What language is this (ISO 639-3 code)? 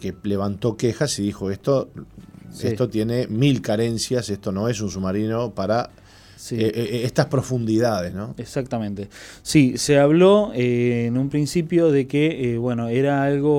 spa